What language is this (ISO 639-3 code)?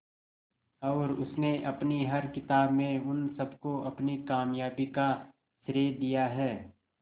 hin